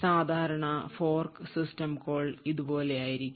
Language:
Malayalam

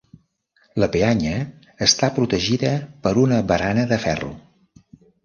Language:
Catalan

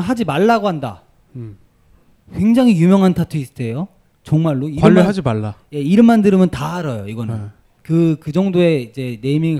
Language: Korean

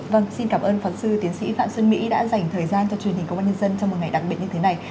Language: Vietnamese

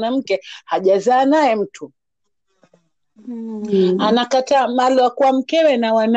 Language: Swahili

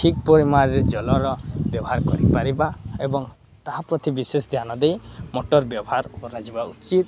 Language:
Odia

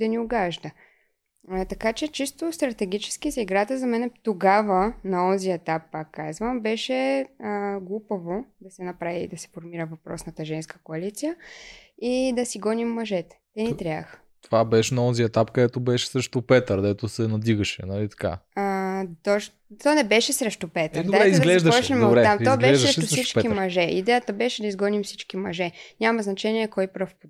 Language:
Bulgarian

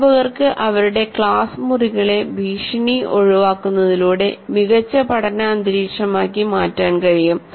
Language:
Malayalam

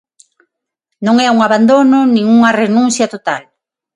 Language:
Galician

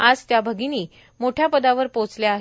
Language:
Marathi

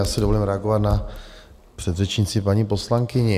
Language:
Czech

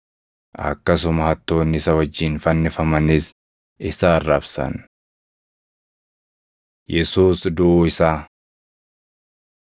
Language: Oromo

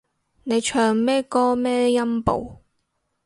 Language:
Cantonese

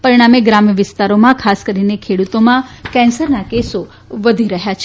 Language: Gujarati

